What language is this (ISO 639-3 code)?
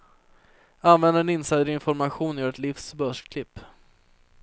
swe